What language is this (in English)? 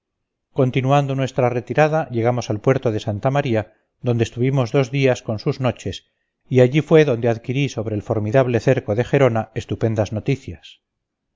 Spanish